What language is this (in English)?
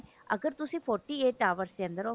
Punjabi